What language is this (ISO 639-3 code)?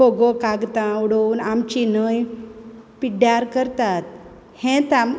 kok